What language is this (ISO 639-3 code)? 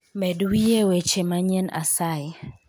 luo